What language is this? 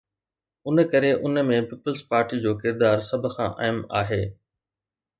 Sindhi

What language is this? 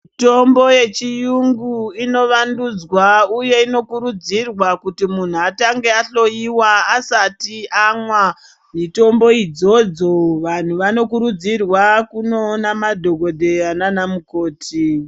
Ndau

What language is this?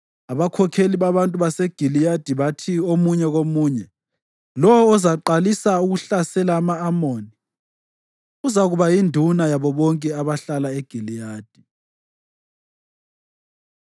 North Ndebele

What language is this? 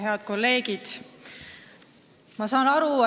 Estonian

